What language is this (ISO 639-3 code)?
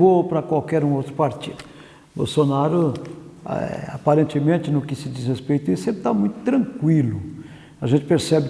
por